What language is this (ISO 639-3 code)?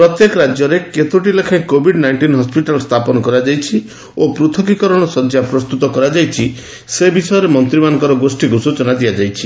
ori